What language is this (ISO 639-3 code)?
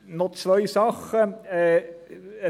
gsw